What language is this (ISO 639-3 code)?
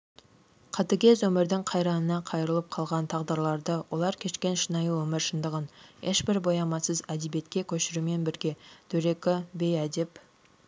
kaz